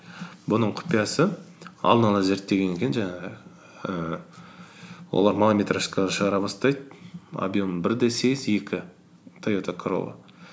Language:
Kazakh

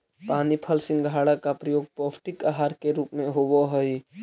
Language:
Magahi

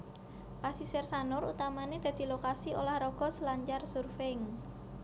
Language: Javanese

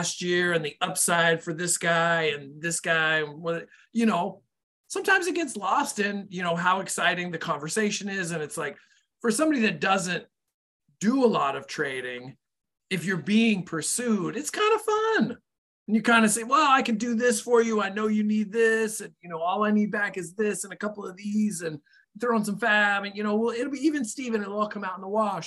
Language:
English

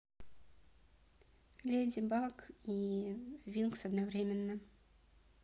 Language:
Russian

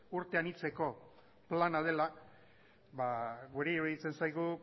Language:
Basque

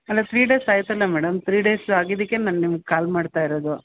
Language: Kannada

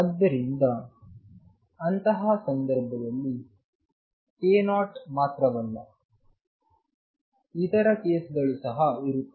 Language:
Kannada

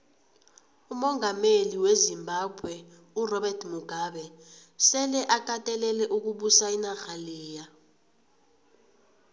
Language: South Ndebele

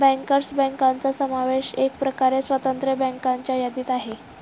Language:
Marathi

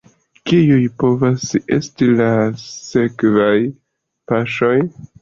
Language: Esperanto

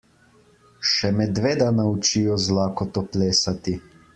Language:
Slovenian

